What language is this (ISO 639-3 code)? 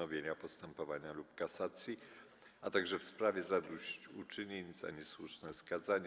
pol